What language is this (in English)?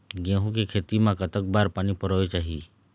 Chhattisgarhi